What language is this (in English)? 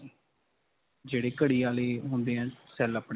Punjabi